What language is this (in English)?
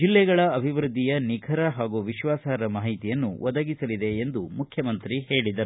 Kannada